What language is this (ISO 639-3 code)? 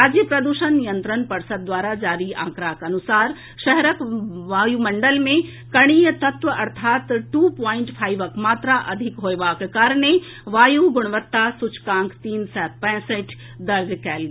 mai